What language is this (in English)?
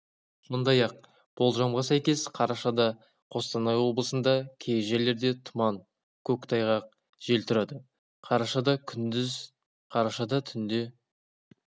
Kazakh